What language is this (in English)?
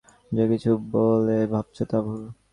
Bangla